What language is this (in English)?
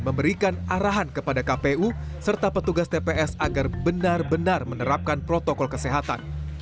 Indonesian